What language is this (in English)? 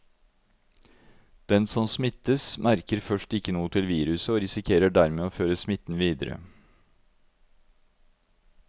Norwegian